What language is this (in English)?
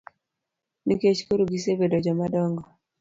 Luo (Kenya and Tanzania)